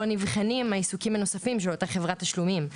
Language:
Hebrew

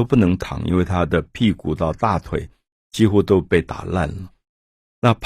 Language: Chinese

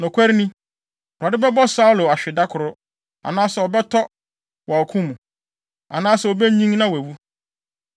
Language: Akan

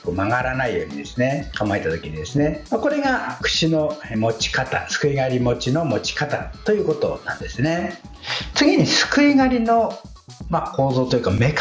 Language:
Japanese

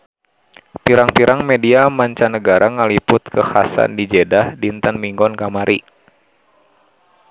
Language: Sundanese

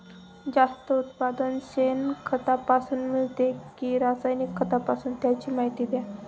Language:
Marathi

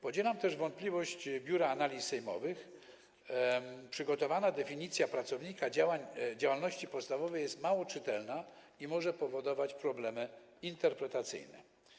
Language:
Polish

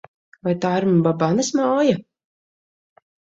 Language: Latvian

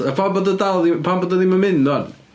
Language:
Welsh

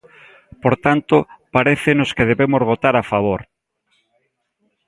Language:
Galician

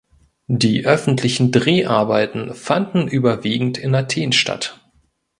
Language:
German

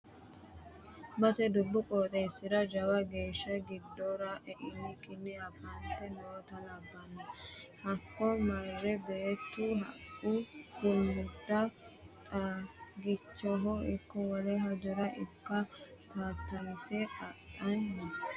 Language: Sidamo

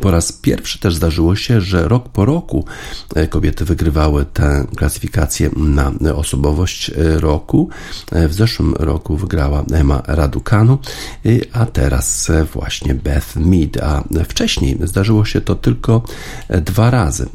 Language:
Polish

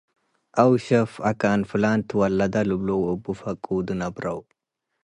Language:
Tigre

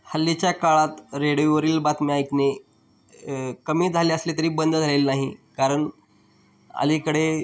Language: Marathi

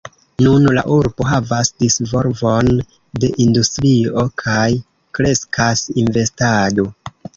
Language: Esperanto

